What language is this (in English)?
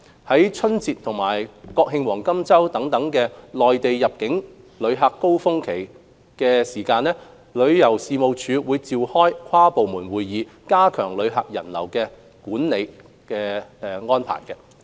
Cantonese